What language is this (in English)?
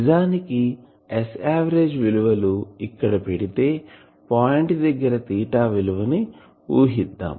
Telugu